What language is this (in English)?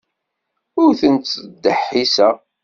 Kabyle